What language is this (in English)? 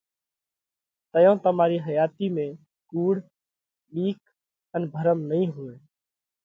Parkari Koli